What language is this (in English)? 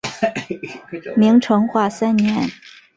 Chinese